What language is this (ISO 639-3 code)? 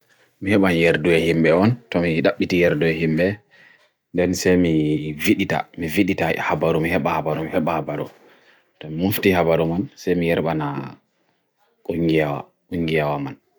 fui